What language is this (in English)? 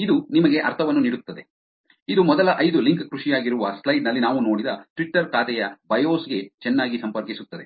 Kannada